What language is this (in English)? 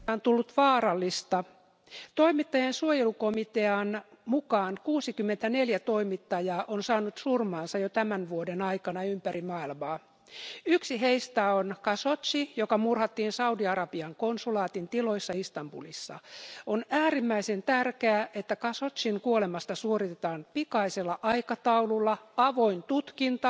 Finnish